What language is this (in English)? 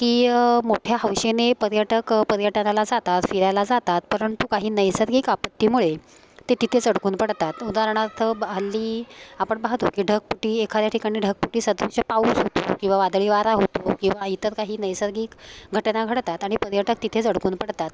Marathi